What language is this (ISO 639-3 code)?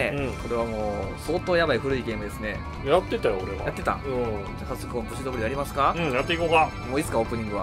jpn